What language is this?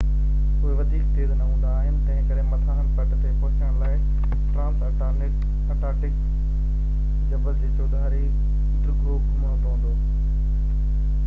Sindhi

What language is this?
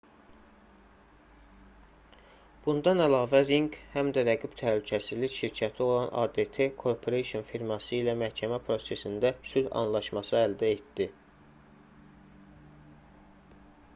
Azerbaijani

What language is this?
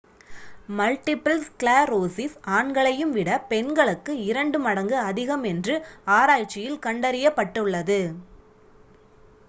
Tamil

